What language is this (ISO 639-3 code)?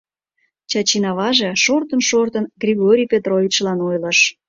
chm